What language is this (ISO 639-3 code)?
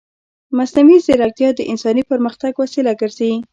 pus